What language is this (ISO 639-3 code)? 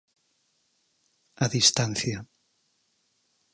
glg